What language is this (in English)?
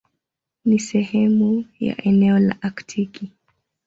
Swahili